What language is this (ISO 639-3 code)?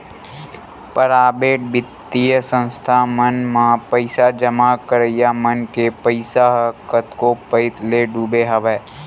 hne